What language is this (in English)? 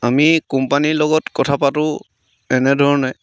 Assamese